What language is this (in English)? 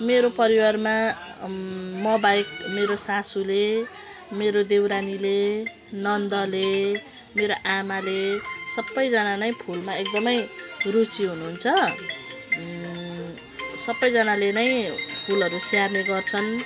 Nepali